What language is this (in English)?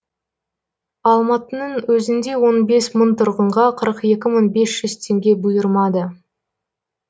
Kazakh